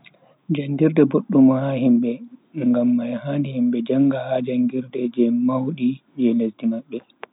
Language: Bagirmi Fulfulde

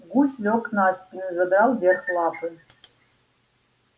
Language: Russian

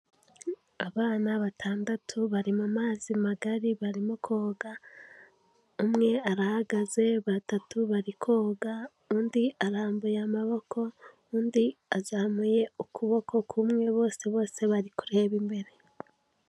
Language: Kinyarwanda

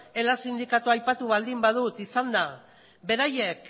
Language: Basque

